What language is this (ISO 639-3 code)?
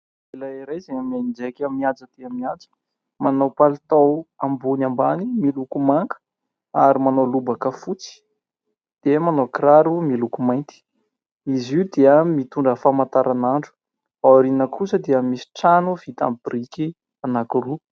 mlg